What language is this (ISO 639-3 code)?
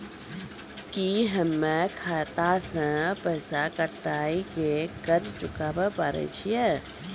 mai